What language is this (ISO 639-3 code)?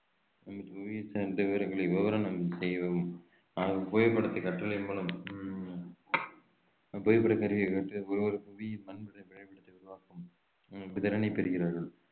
tam